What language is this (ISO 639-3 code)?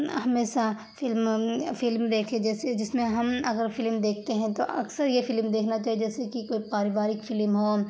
urd